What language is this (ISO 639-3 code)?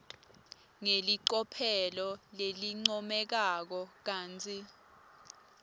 ssw